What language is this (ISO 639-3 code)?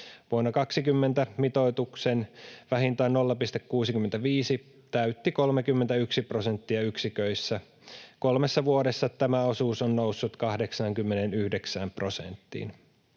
fin